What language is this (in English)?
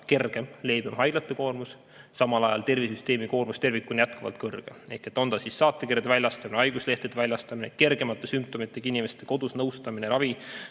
Estonian